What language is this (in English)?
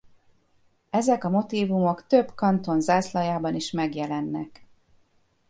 Hungarian